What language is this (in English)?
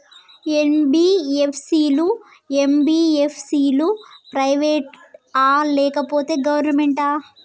Telugu